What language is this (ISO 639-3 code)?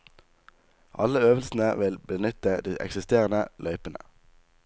nor